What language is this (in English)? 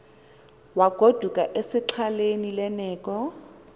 Xhosa